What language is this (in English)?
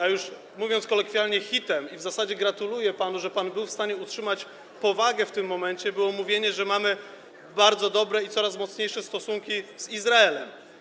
Polish